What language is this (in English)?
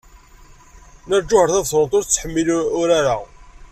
Kabyle